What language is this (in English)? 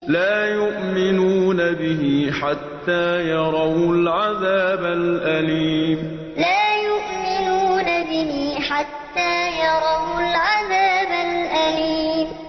Arabic